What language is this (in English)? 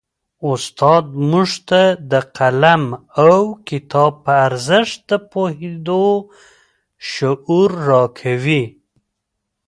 Pashto